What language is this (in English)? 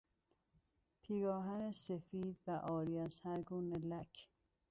Persian